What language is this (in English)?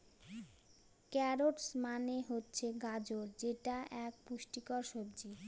Bangla